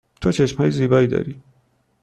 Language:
Persian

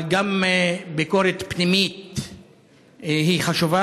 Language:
Hebrew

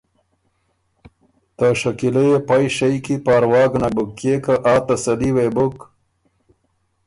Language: Ormuri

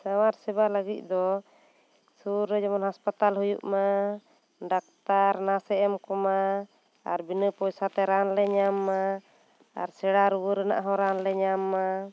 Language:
Santali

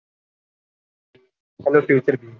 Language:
Gujarati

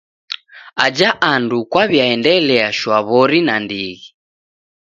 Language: Taita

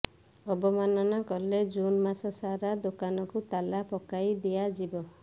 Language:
Odia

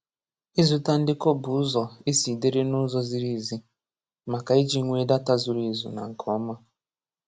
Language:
Igbo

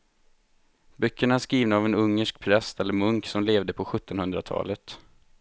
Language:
Swedish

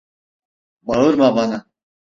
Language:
Turkish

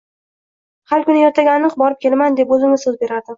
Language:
Uzbek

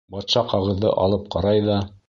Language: Bashkir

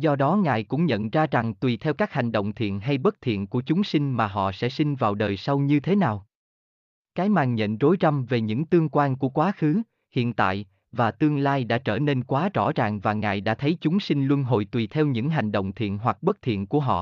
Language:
Vietnamese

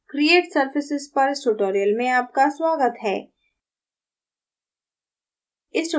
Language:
Hindi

